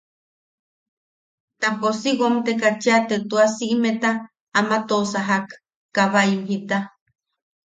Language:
Yaqui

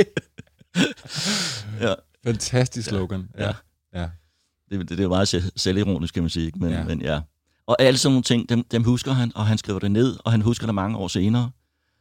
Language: Danish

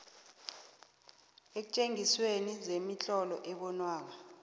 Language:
South Ndebele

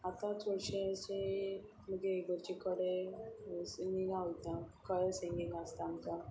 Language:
Konkani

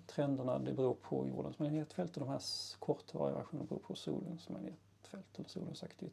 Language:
Swedish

